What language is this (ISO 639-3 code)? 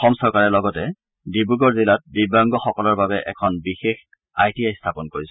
asm